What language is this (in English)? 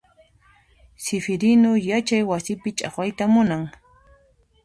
Puno Quechua